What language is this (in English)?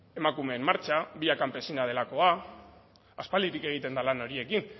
Basque